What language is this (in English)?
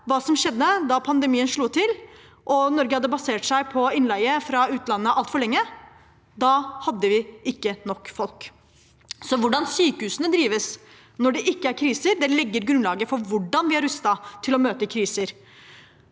Norwegian